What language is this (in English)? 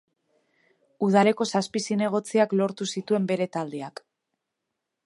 Basque